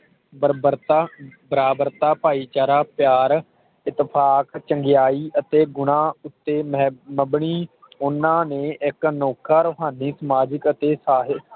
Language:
Punjabi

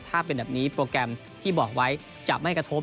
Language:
Thai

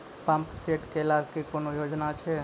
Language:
Maithili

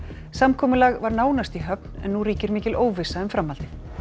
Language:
Icelandic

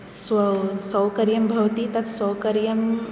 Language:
Sanskrit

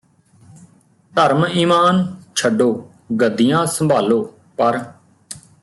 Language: Punjabi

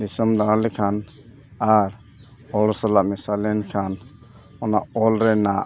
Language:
Santali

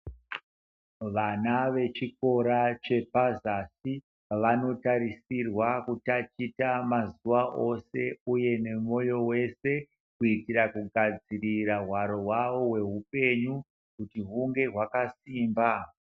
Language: Ndau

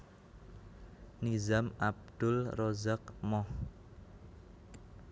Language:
Javanese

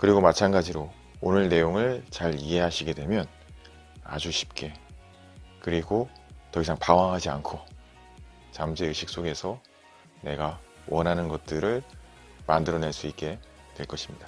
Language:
Korean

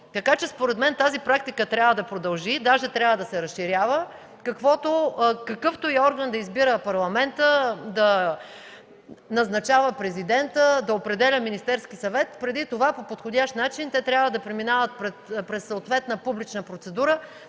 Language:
Bulgarian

